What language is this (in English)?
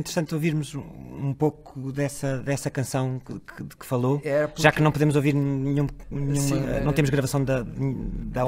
Portuguese